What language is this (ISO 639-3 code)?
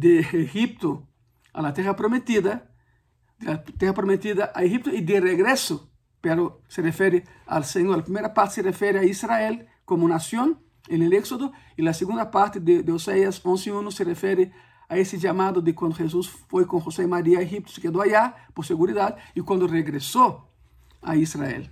spa